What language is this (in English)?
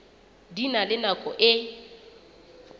Southern Sotho